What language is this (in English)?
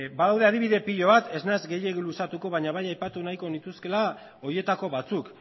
Basque